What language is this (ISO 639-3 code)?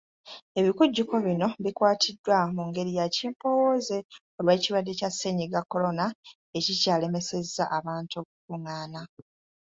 lug